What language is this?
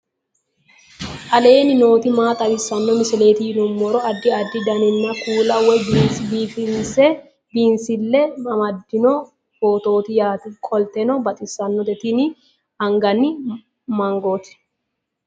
Sidamo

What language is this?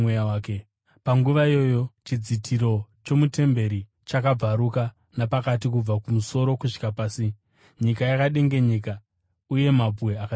Shona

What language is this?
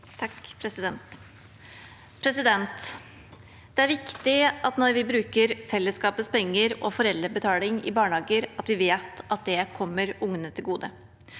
Norwegian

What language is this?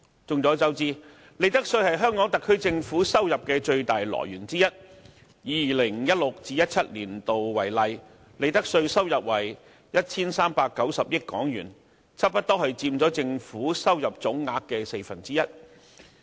Cantonese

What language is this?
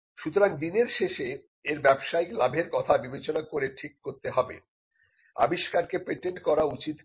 Bangla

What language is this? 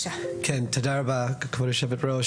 Hebrew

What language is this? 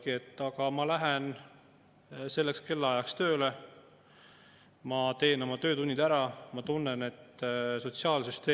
Estonian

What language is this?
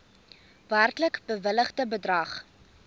Afrikaans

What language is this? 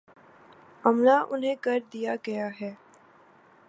Urdu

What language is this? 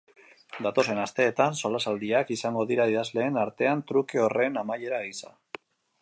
Basque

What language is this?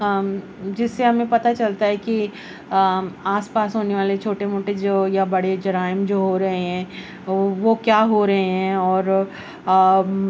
Urdu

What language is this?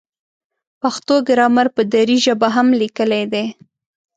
Pashto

